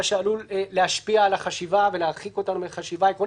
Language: Hebrew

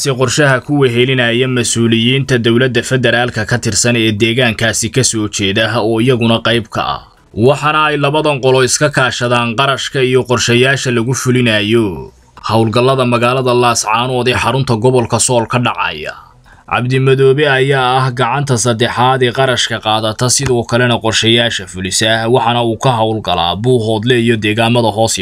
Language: Arabic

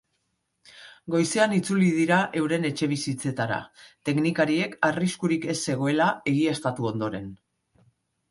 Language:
Basque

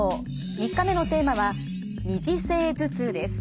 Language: Japanese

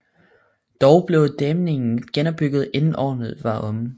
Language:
Danish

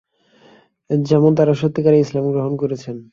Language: Bangla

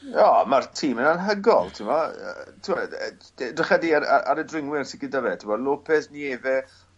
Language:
Welsh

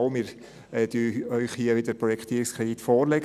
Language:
Swiss German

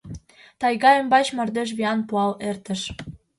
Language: Mari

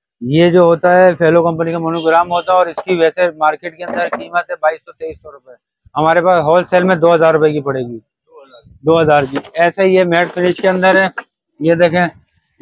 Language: Hindi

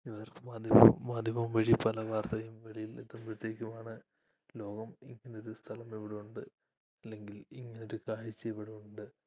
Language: Malayalam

